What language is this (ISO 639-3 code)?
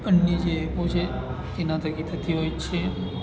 guj